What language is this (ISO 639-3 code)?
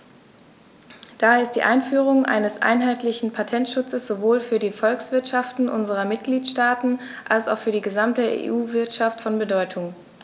deu